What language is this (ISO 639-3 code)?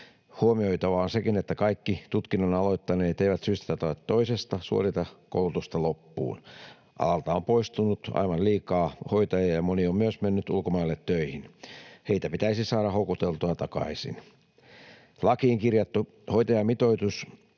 fin